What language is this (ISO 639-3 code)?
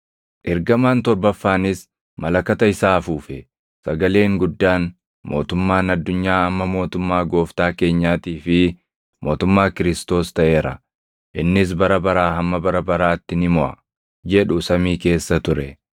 orm